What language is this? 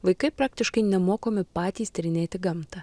Lithuanian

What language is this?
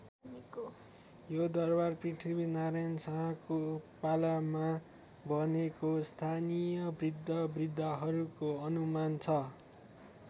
Nepali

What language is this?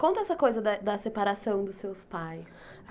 Portuguese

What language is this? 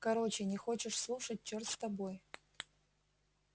Russian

